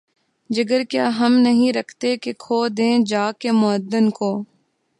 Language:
Urdu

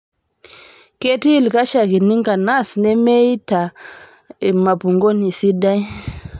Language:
Masai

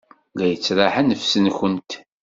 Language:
Kabyle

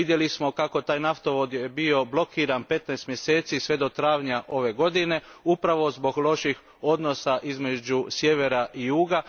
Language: Croatian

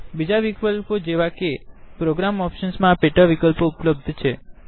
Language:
Gujarati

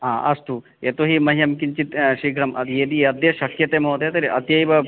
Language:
Sanskrit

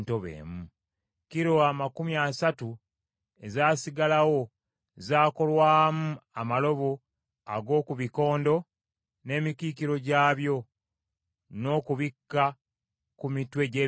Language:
Ganda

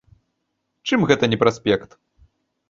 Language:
Belarusian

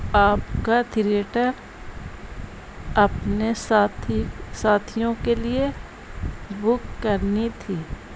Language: Urdu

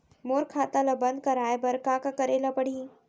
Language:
Chhattisgarhi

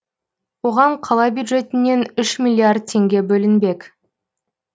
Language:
Kazakh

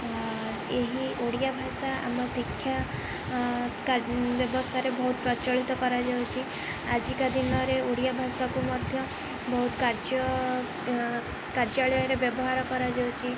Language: Odia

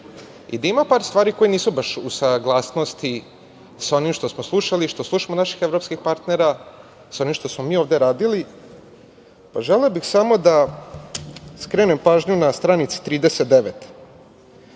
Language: Serbian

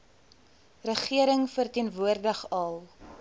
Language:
Afrikaans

